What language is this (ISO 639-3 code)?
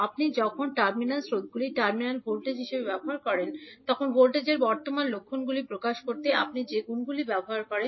ben